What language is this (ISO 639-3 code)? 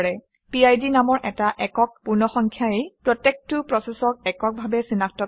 asm